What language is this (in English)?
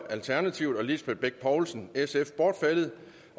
Danish